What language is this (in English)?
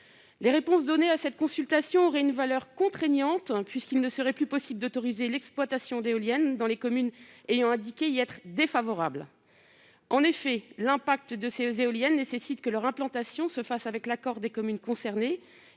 French